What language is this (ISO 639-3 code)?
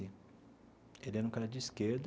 por